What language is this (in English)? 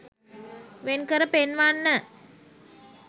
Sinhala